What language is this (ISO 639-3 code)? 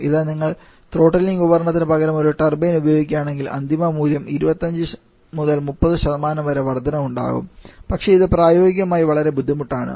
mal